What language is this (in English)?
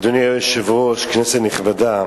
Hebrew